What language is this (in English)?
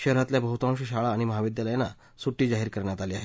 Marathi